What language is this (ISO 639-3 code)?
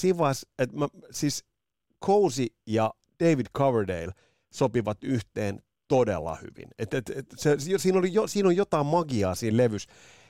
fin